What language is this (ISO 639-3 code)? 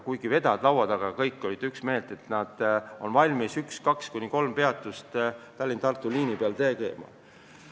est